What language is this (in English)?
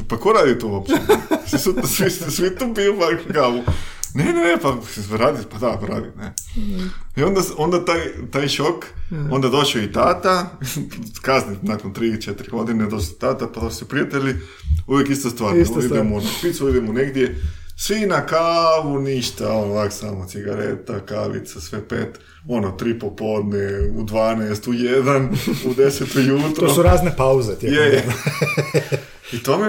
Croatian